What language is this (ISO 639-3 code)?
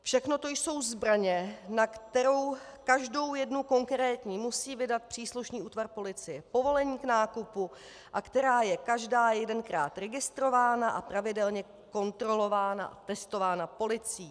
ces